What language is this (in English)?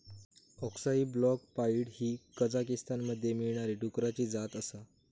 Marathi